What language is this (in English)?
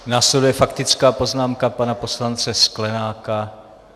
Czech